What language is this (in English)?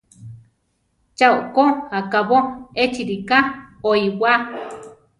Central Tarahumara